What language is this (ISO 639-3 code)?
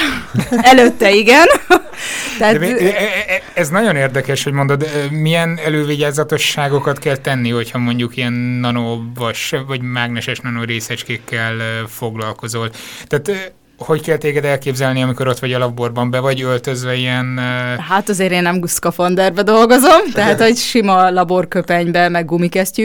hun